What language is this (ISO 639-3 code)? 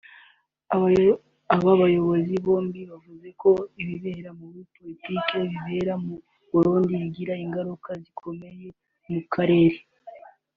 kin